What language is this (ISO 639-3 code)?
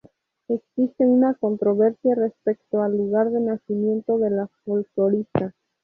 spa